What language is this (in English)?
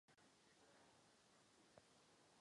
Czech